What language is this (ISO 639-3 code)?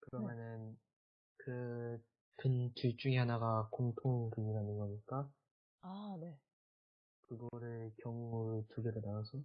kor